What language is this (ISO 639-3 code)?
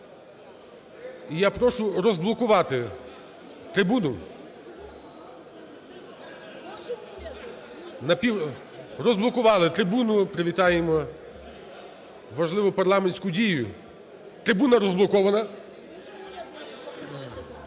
ukr